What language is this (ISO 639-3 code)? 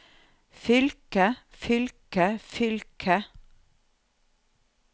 nor